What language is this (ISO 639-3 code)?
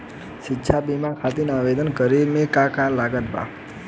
bho